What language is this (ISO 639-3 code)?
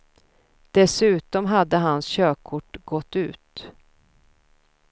swe